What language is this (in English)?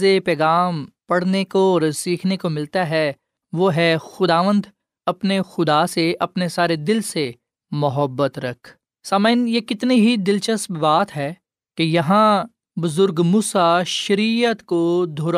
Urdu